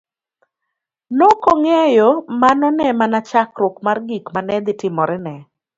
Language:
Luo (Kenya and Tanzania)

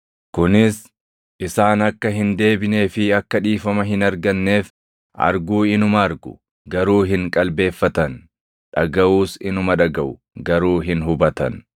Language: Oromo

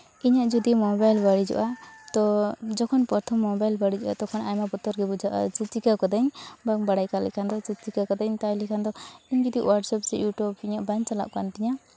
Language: Santali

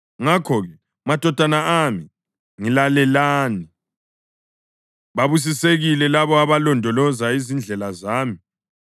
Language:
North Ndebele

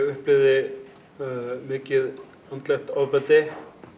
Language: Icelandic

